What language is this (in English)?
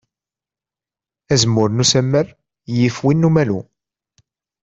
Kabyle